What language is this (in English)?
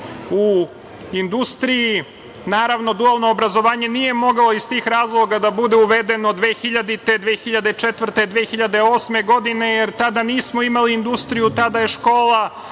Serbian